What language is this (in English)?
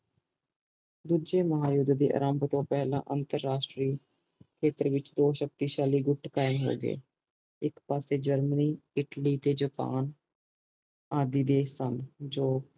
Punjabi